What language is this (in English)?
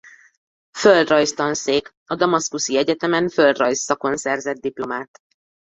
Hungarian